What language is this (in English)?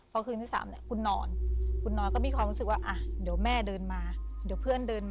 Thai